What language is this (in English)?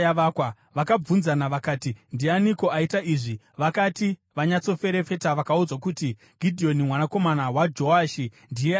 Shona